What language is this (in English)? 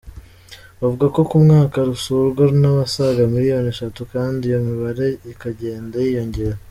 Kinyarwanda